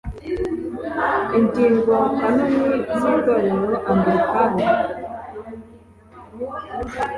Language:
Kinyarwanda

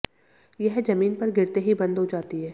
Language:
Hindi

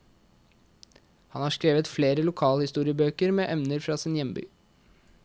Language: Norwegian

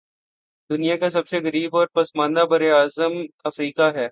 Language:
Urdu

